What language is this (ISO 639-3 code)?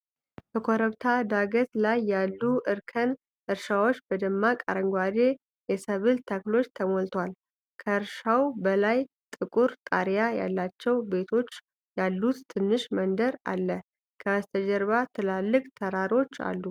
amh